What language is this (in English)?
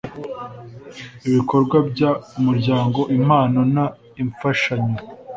Kinyarwanda